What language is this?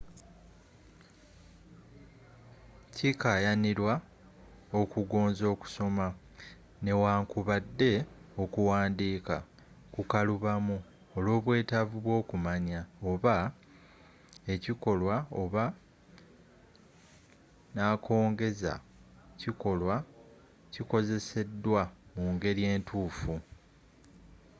Ganda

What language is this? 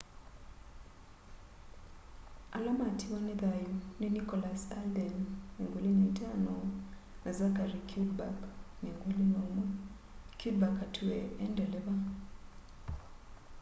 Kamba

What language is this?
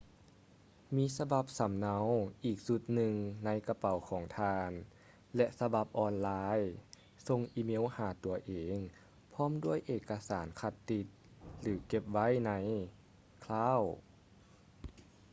Lao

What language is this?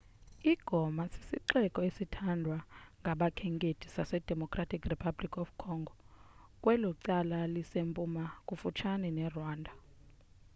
Xhosa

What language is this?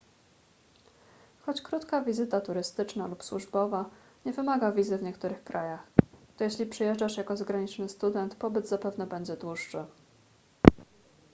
Polish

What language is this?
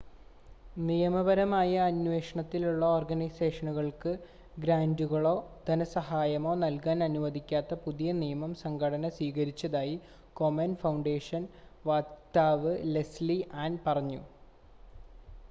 Malayalam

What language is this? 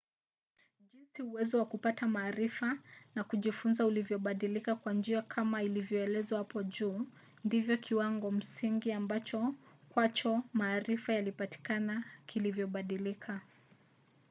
Swahili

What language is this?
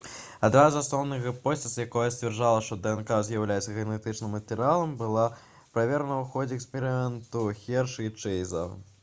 Belarusian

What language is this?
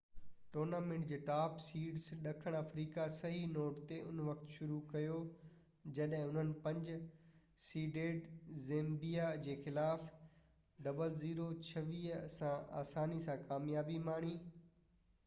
Sindhi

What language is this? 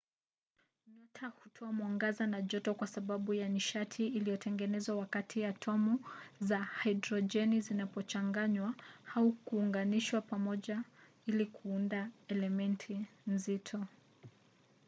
Swahili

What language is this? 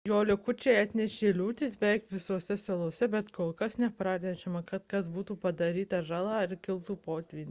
Lithuanian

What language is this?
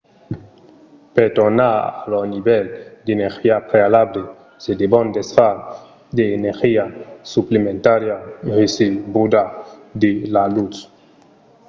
Occitan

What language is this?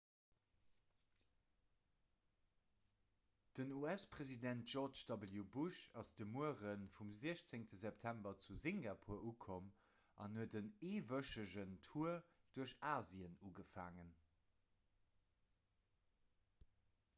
Luxembourgish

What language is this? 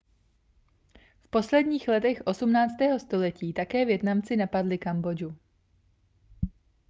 Czech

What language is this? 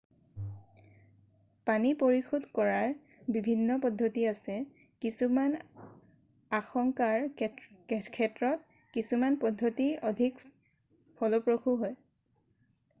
Assamese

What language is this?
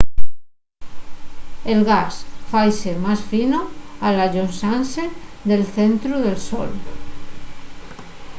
Asturian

